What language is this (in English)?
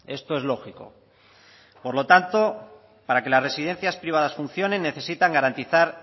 Spanish